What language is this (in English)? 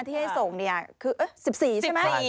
Thai